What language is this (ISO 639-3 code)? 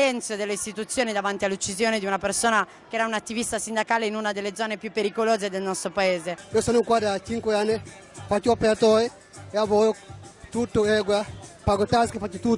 ita